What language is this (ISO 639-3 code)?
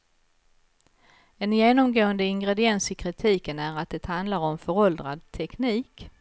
swe